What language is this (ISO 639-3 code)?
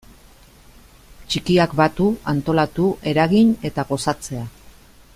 eus